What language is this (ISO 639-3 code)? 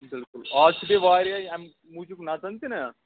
kas